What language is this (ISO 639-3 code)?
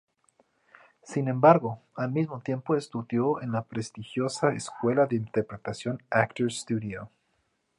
spa